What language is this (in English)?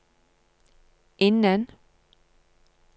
Norwegian